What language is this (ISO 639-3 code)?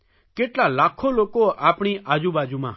guj